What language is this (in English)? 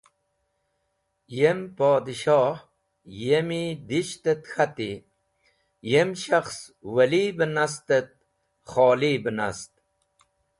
Wakhi